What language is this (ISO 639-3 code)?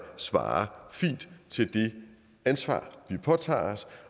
dan